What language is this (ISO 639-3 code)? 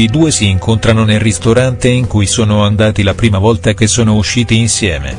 ita